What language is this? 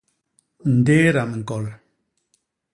Basaa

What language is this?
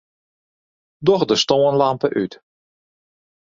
Western Frisian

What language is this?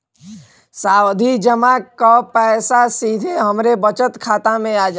Bhojpuri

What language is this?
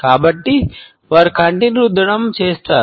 Telugu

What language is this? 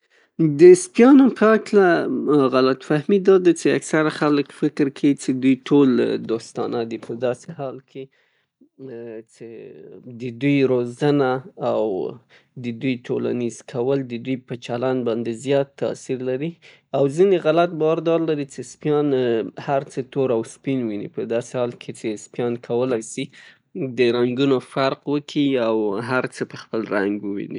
Pashto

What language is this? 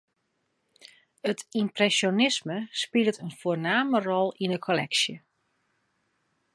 Western Frisian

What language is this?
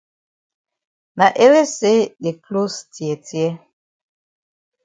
Cameroon Pidgin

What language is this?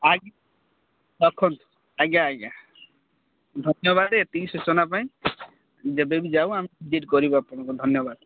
Odia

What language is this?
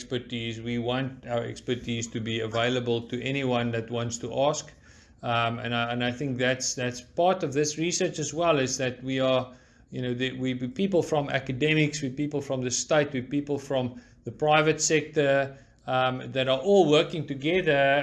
English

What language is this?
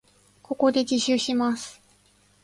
Japanese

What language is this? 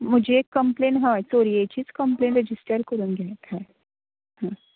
Konkani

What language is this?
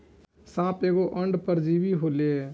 Bhojpuri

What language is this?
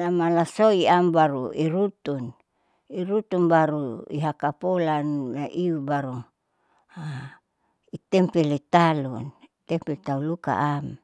Saleman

